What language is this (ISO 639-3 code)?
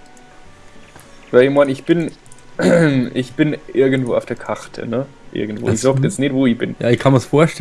deu